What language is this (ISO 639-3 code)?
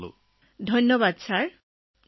asm